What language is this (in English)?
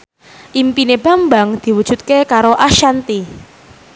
Javanese